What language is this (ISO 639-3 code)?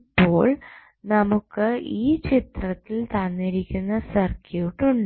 mal